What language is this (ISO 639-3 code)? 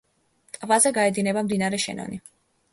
kat